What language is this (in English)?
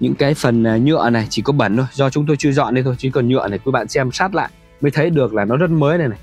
Vietnamese